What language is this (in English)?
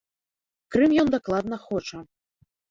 Belarusian